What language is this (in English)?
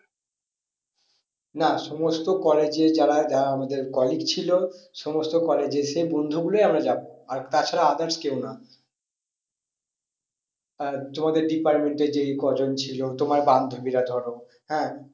Bangla